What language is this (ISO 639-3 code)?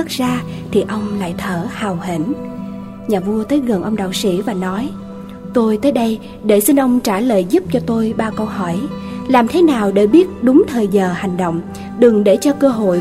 vie